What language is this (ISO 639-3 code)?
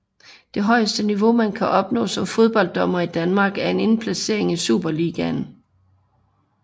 dan